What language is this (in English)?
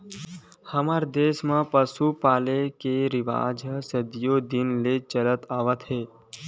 Chhattisgarhi